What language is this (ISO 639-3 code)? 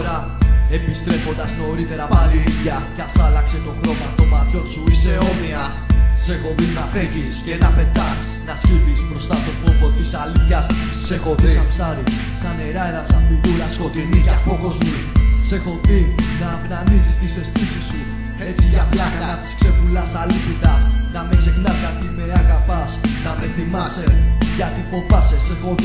ell